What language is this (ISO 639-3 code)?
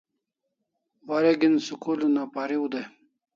kls